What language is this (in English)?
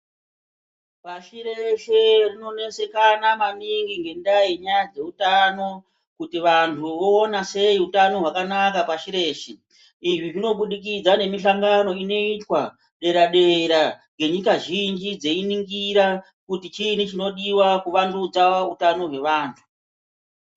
Ndau